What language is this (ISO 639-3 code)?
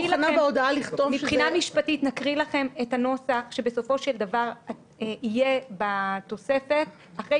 heb